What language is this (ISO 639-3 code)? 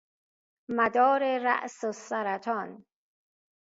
fas